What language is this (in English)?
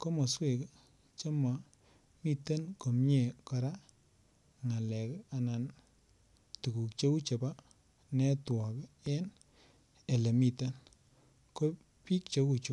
Kalenjin